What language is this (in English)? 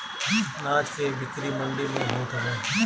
Bhojpuri